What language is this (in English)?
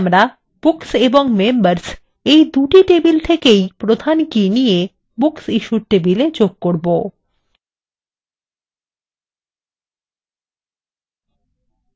Bangla